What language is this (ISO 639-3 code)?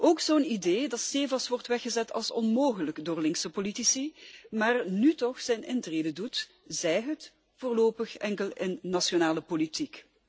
nld